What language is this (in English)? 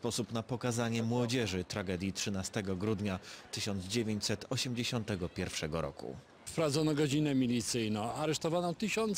Polish